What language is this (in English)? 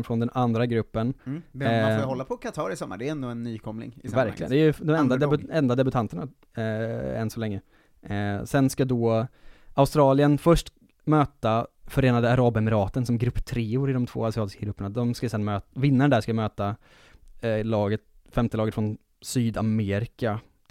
Swedish